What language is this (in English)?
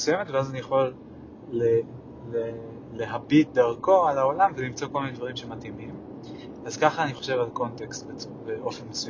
Hebrew